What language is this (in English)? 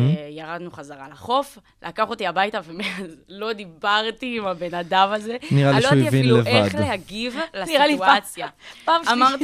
Hebrew